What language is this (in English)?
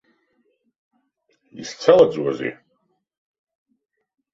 Abkhazian